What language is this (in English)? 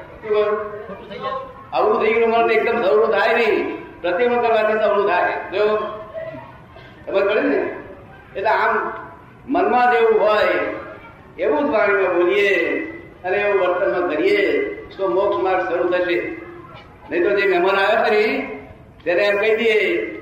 Gujarati